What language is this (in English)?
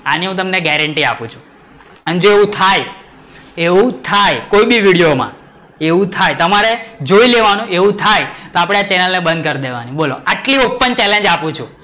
Gujarati